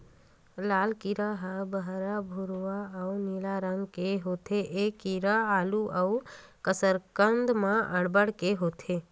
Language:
Chhattisgarhi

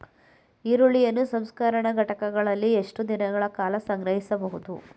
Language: Kannada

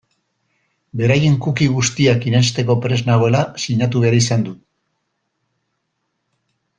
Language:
Basque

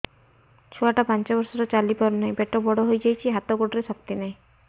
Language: Odia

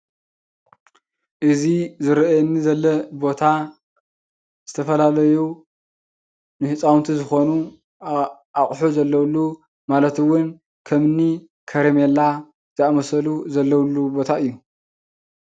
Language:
Tigrinya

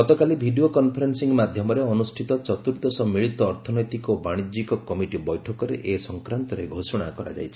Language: Odia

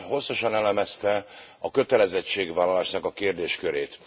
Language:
Hungarian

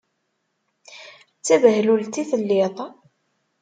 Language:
Kabyle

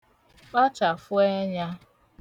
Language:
Igbo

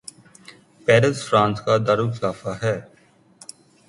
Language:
Urdu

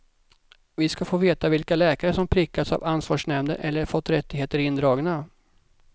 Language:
Swedish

